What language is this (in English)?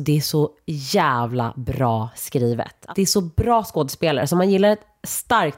Swedish